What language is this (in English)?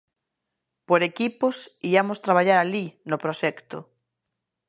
Galician